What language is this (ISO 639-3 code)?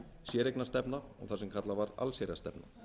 isl